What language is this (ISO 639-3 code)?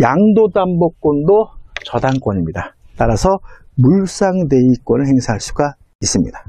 kor